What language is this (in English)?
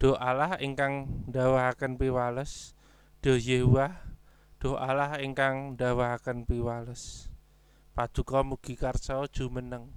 Indonesian